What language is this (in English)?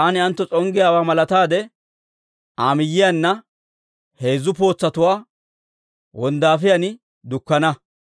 Dawro